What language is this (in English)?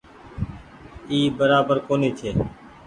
Goaria